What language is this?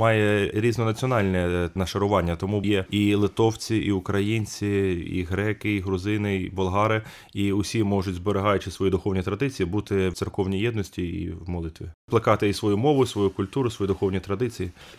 Ukrainian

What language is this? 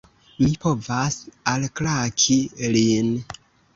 Esperanto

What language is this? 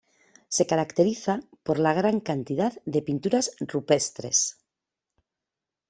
Spanish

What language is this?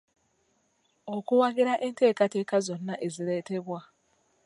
Ganda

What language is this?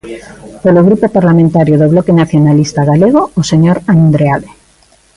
Galician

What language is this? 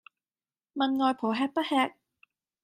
Cantonese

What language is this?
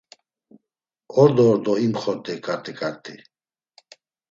Laz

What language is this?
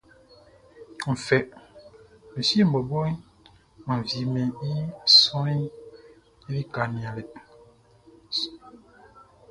Baoulé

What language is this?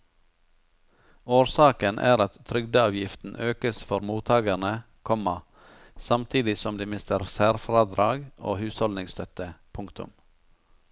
Norwegian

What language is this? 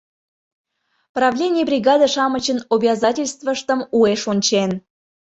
Mari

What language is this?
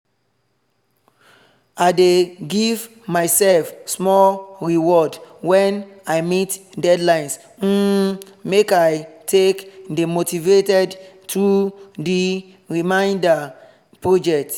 Nigerian Pidgin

